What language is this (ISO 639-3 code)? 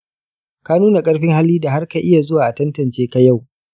hau